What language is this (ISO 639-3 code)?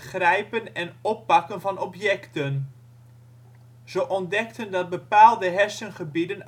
nld